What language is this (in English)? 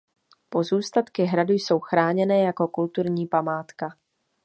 Czech